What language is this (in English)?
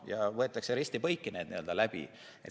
Estonian